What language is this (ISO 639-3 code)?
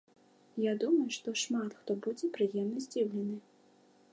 bel